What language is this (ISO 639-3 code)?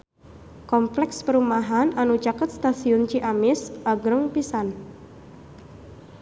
sun